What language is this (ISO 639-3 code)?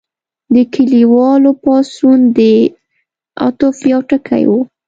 pus